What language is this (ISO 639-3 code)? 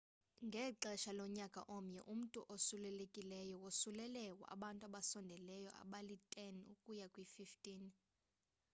xho